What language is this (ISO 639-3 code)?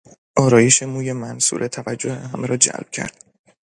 fas